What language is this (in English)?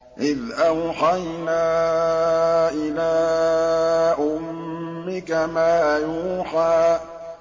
Arabic